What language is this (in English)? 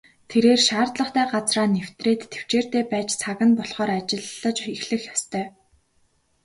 Mongolian